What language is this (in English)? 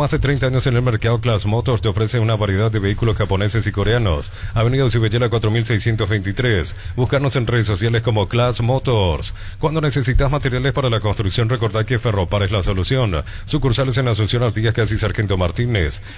Spanish